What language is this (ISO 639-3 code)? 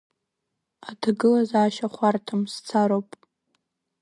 abk